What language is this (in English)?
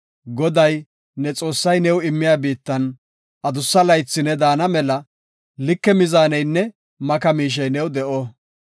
Gofa